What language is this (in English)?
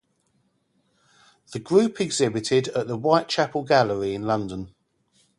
English